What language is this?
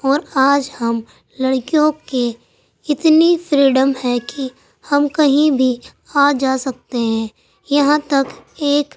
Urdu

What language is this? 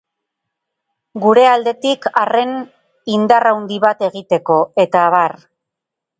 Basque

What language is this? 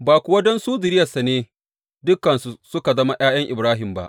Hausa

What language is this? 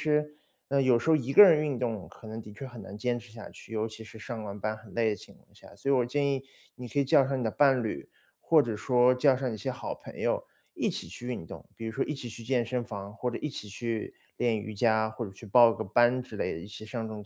Chinese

